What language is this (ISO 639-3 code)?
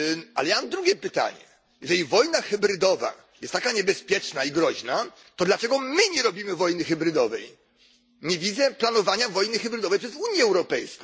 pol